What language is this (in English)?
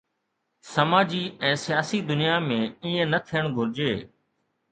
Sindhi